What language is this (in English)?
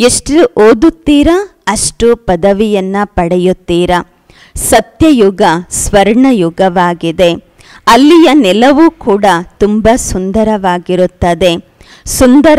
Korean